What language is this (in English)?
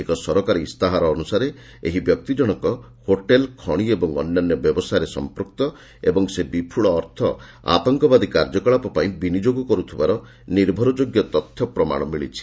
Odia